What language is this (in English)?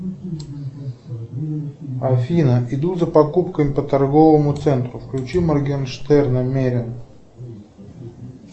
Russian